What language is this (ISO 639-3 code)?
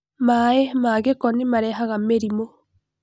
kik